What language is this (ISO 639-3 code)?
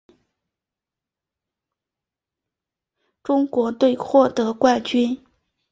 zho